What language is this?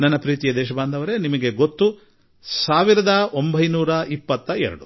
Kannada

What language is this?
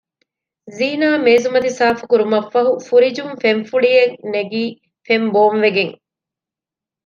Divehi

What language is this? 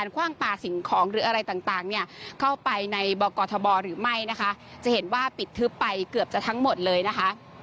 Thai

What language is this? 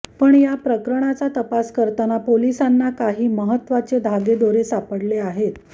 Marathi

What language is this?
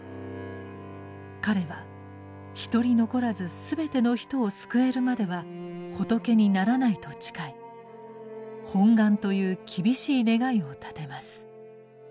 Japanese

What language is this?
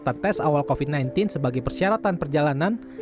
Indonesian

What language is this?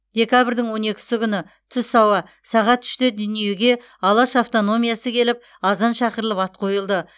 Kazakh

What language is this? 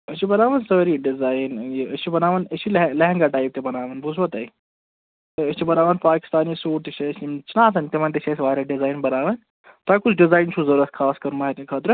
Kashmiri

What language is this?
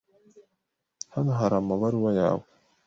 Kinyarwanda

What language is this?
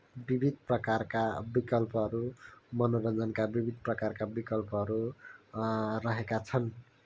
Nepali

